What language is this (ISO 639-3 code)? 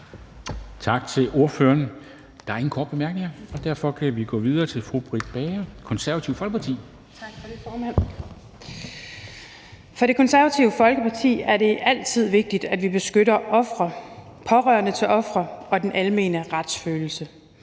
dan